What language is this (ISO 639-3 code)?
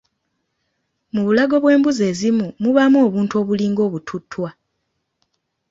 lug